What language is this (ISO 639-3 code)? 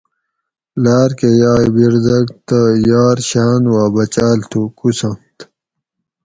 gwc